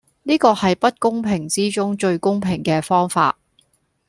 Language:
Cantonese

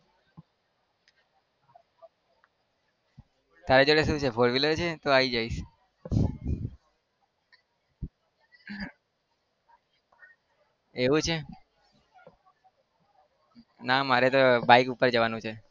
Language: Gujarati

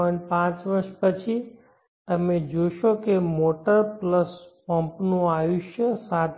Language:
Gujarati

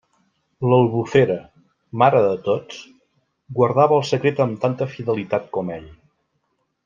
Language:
Catalan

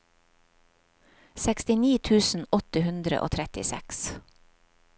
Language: Norwegian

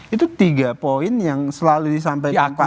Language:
Indonesian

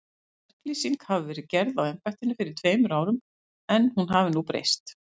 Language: Icelandic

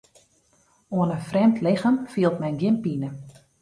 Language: Western Frisian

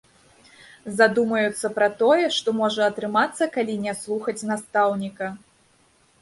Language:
Belarusian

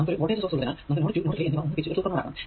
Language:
Malayalam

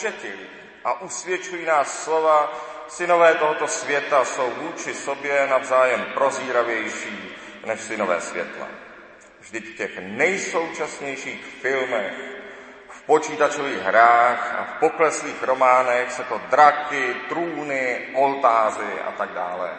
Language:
Czech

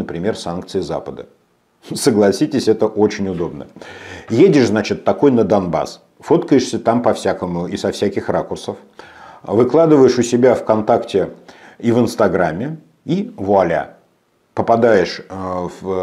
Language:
Russian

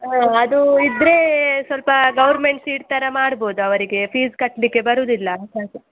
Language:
Kannada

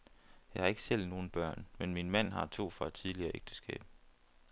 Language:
Danish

